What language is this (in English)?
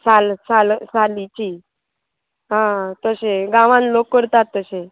Konkani